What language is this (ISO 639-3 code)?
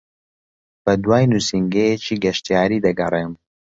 ckb